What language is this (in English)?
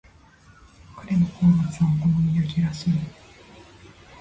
Japanese